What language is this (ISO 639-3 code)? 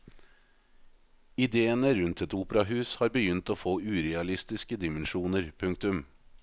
nor